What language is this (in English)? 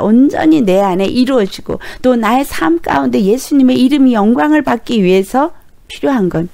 Korean